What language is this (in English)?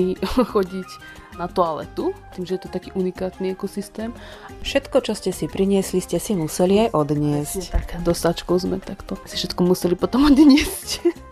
Slovak